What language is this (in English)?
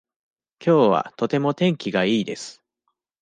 Japanese